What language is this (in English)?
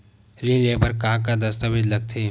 Chhattisgarhi